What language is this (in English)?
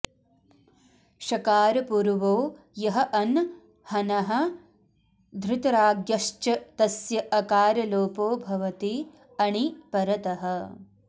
Sanskrit